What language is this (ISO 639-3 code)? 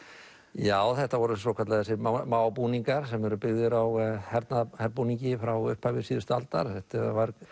isl